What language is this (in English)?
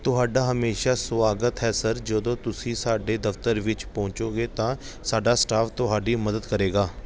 Punjabi